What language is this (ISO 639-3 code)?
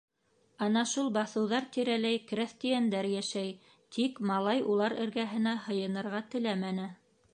bak